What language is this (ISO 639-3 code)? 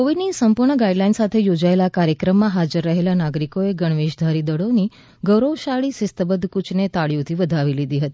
guj